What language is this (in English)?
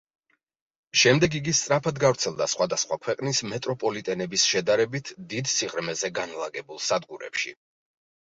Georgian